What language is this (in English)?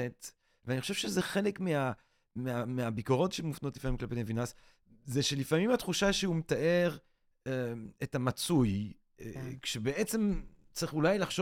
Hebrew